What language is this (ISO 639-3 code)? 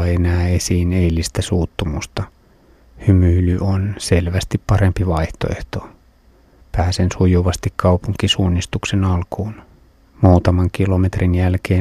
fin